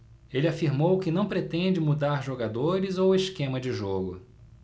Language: Portuguese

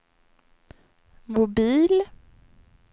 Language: Swedish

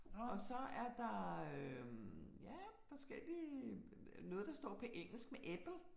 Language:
Danish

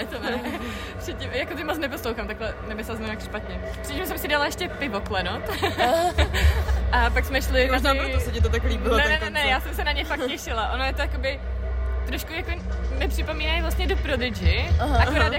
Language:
Czech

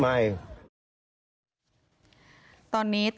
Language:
Thai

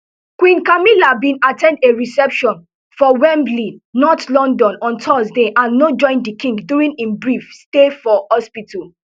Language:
Nigerian Pidgin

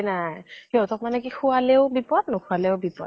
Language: Assamese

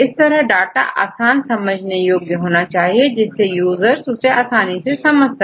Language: Hindi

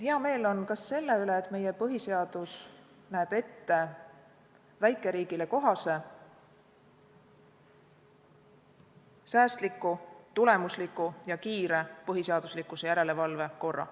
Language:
Estonian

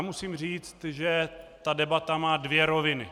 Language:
Czech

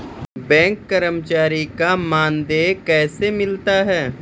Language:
Maithili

